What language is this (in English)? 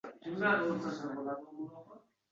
Uzbek